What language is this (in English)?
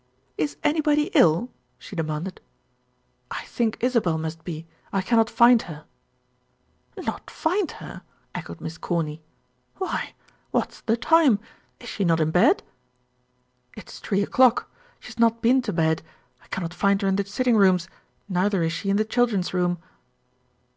English